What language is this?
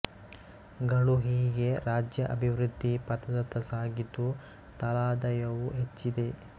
Kannada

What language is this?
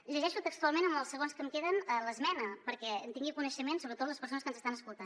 Catalan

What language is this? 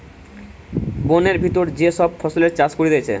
Bangla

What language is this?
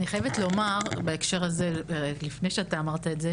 Hebrew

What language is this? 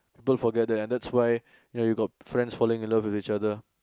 English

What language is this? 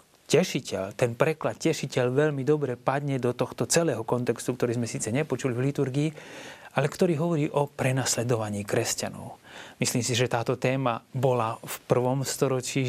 Slovak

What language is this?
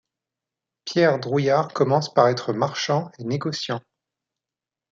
French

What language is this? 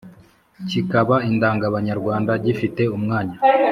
Kinyarwanda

